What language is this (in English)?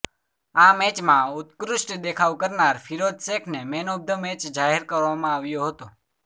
Gujarati